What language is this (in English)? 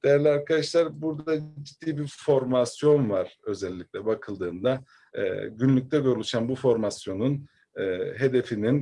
Turkish